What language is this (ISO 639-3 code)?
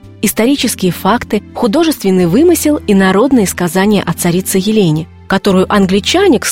rus